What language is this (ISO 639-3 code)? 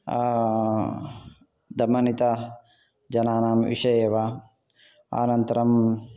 san